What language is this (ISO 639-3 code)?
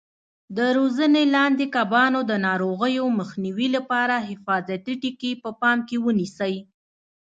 pus